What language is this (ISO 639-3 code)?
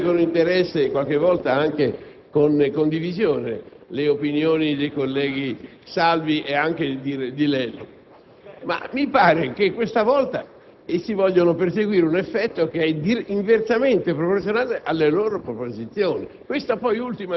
ita